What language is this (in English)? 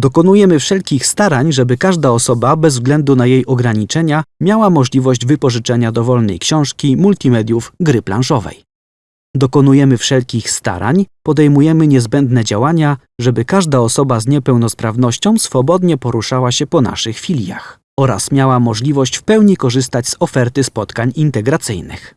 Polish